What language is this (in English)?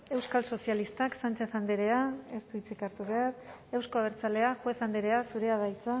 Basque